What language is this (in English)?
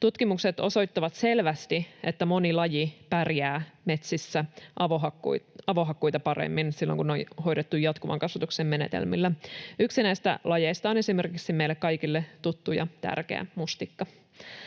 Finnish